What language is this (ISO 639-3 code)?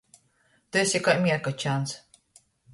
ltg